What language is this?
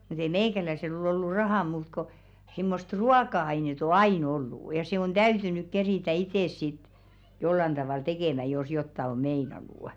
Finnish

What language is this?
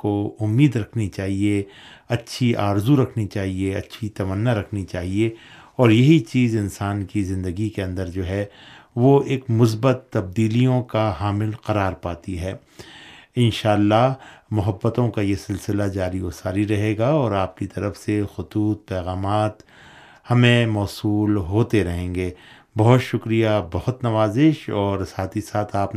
Urdu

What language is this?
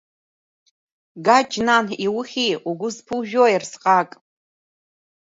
Abkhazian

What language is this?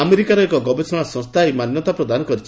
Odia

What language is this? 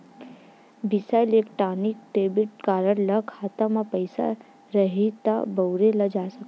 Chhattisgarhi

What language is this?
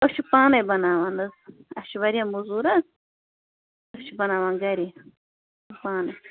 Kashmiri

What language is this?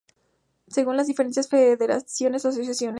Spanish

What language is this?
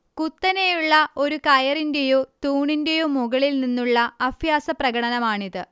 Malayalam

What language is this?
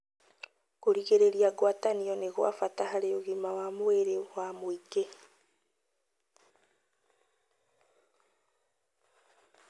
Kikuyu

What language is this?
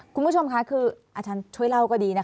Thai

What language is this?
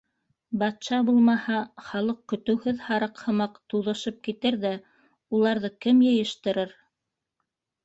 Bashkir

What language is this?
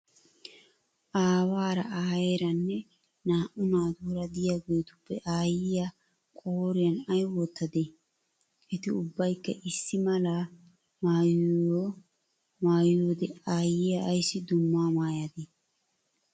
Wolaytta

